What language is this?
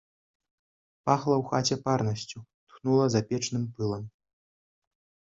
Belarusian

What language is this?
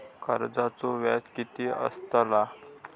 Marathi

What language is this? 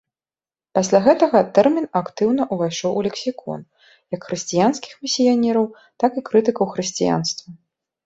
Belarusian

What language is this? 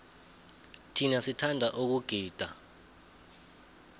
South Ndebele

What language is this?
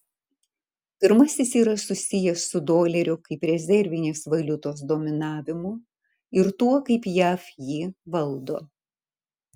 Lithuanian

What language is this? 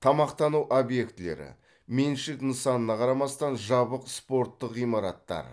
Kazakh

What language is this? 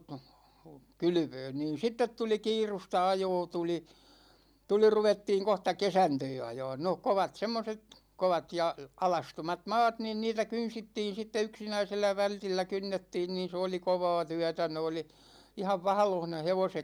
Finnish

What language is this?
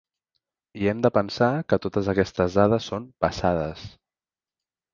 Catalan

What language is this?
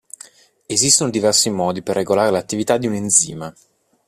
Italian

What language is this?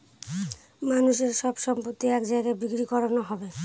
Bangla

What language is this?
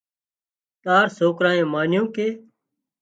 Wadiyara Koli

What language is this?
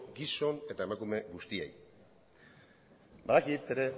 Basque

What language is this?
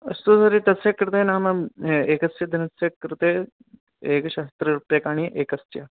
Sanskrit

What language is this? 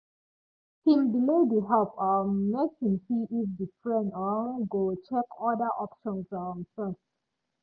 Nigerian Pidgin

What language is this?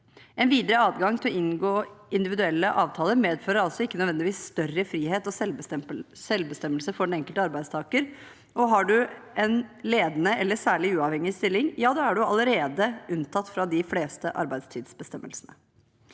Norwegian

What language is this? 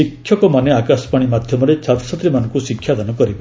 Odia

